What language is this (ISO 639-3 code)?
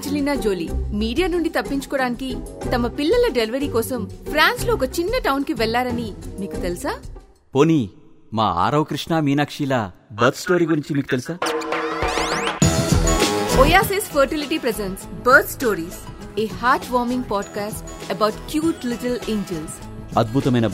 tel